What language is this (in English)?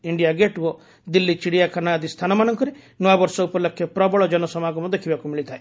Odia